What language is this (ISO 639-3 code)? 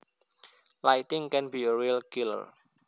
jav